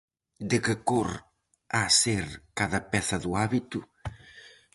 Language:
Galician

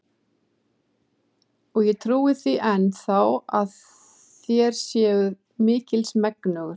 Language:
Icelandic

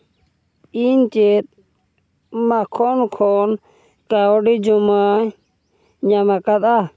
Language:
Santali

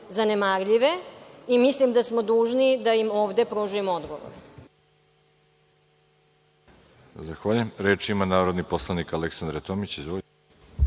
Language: Serbian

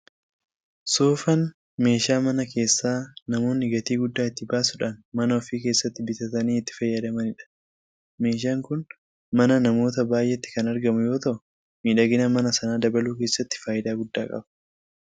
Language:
Oromo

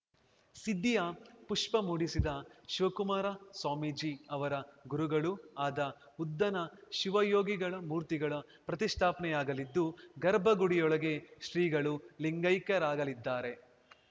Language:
Kannada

